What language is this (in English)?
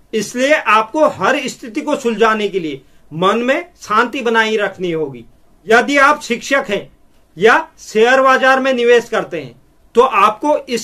Hindi